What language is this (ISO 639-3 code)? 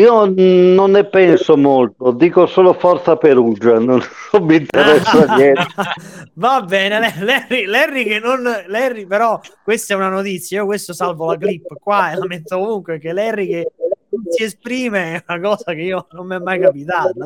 ita